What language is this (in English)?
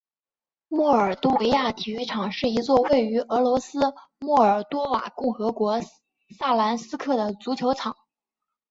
Chinese